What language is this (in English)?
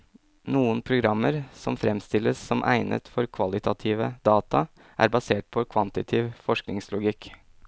Norwegian